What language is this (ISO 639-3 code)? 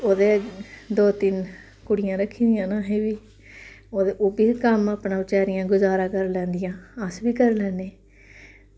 doi